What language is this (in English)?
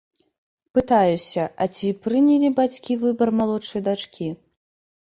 Belarusian